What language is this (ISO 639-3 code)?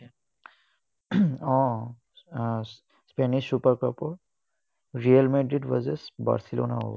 asm